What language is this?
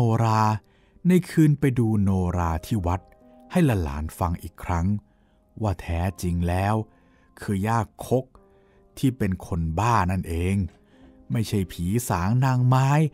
Thai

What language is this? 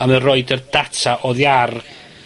Welsh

